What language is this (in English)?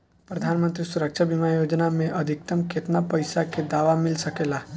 Bhojpuri